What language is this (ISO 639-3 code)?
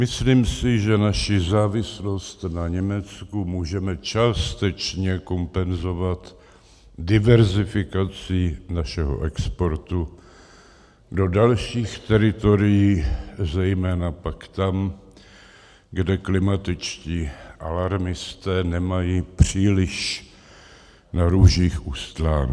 ces